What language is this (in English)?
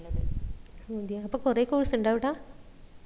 Malayalam